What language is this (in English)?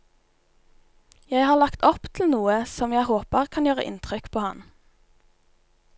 Norwegian